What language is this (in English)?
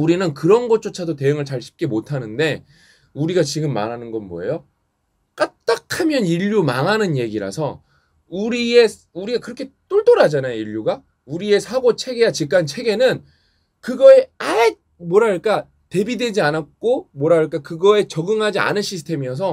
Korean